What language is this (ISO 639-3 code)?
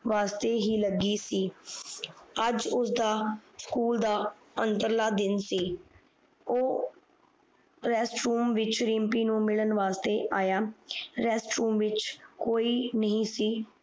pan